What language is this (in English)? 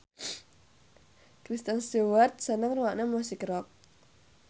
Javanese